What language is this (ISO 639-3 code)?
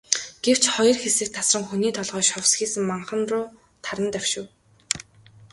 mon